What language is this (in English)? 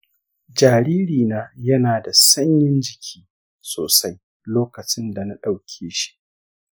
Hausa